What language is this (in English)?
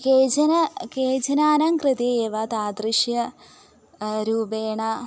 Sanskrit